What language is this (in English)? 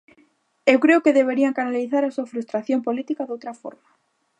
Galician